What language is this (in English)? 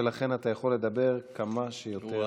Hebrew